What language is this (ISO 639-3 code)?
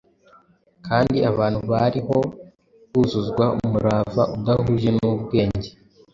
kin